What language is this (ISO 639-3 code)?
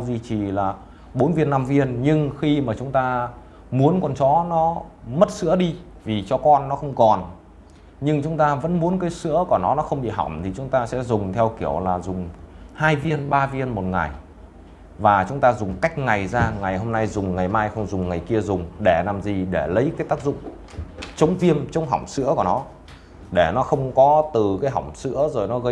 vie